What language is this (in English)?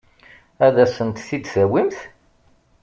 Kabyle